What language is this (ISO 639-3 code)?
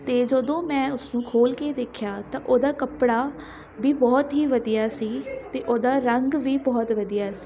pan